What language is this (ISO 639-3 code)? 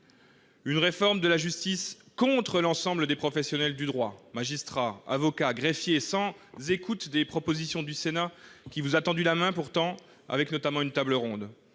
fra